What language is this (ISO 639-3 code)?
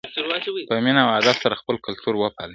pus